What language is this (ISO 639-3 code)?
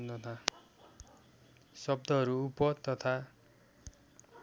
nep